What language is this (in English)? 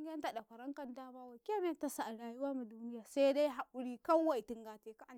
Karekare